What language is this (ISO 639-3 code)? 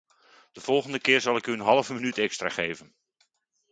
nld